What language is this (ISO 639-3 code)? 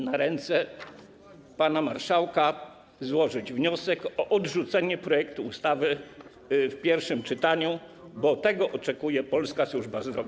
pol